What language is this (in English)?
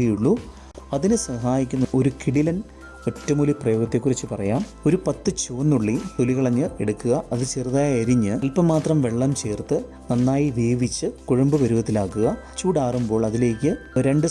Malayalam